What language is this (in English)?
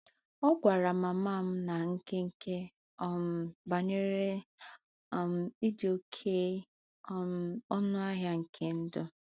Igbo